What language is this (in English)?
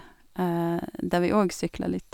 Norwegian